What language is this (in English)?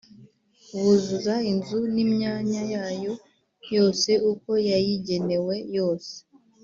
Kinyarwanda